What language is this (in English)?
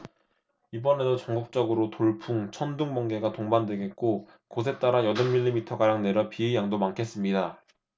Korean